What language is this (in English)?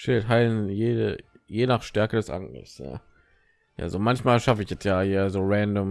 German